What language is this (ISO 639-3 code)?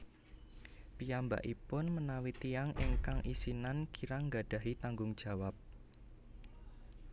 jav